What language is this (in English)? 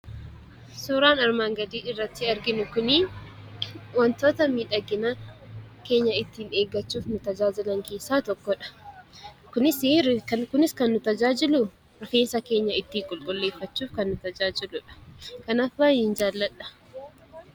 Oromo